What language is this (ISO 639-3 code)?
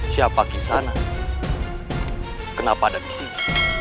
ind